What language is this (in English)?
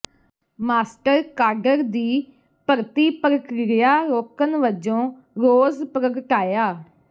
Punjabi